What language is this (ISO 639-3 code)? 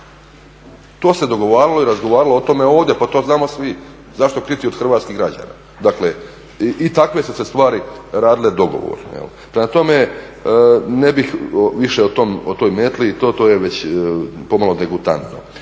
hrv